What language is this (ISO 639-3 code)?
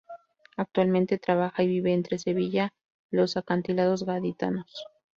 spa